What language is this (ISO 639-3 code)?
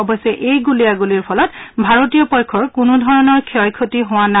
asm